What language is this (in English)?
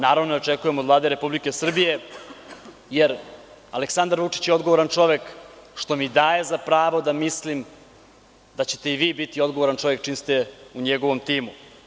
Serbian